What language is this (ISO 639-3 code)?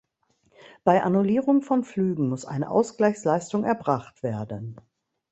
deu